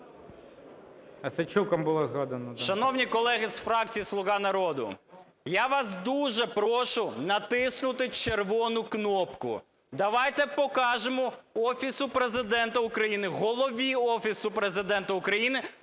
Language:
Ukrainian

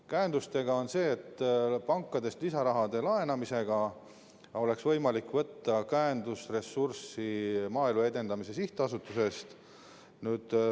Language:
Estonian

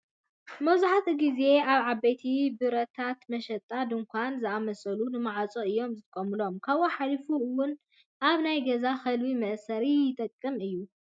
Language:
Tigrinya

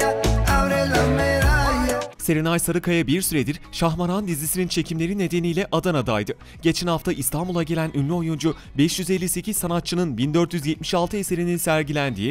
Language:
Turkish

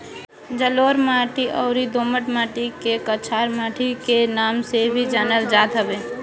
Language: Bhojpuri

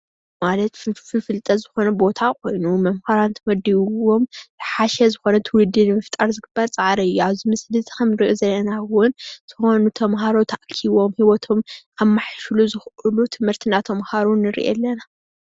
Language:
Tigrinya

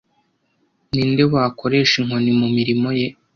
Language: Kinyarwanda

